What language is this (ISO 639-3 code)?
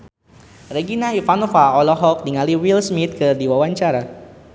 sun